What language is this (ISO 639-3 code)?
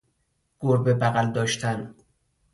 fas